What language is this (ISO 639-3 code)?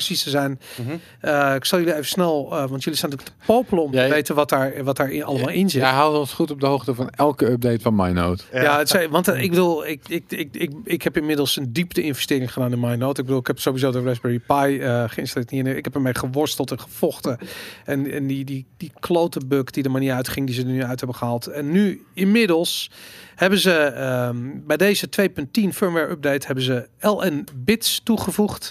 nld